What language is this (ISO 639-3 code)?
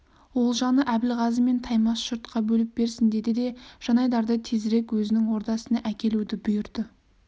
kaz